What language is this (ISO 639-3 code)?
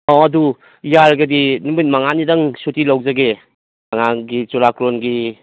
mni